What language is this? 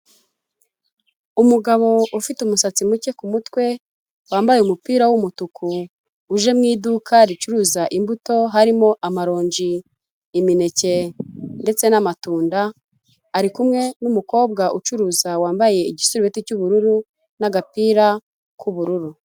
Kinyarwanda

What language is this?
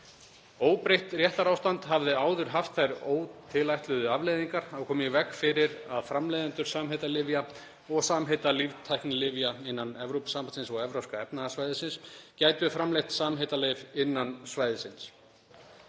Icelandic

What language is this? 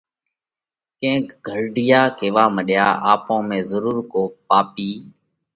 Parkari Koli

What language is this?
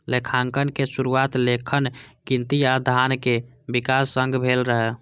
Maithili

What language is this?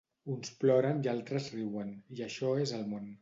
Catalan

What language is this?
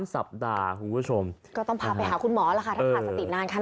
Thai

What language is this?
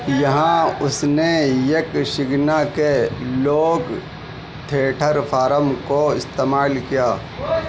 Urdu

